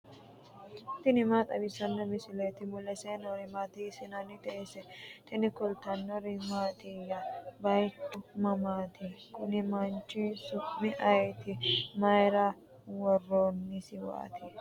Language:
Sidamo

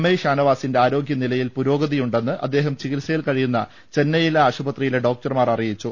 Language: Malayalam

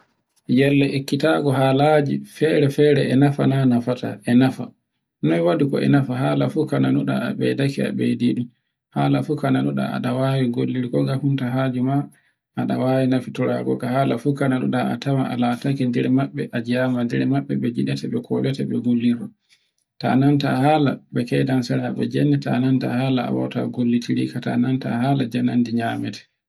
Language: Borgu Fulfulde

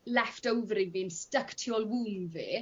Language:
Welsh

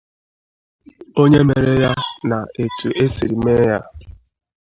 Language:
Igbo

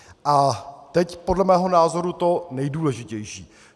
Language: Czech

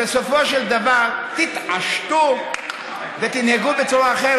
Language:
Hebrew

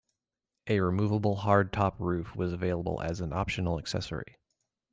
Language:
English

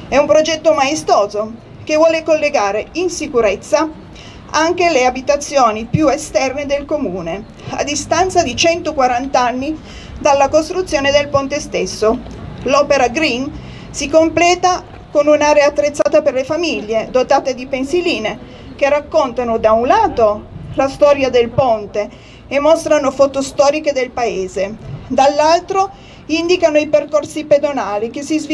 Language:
Italian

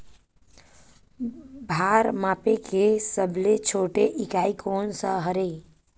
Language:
Chhattisgarhi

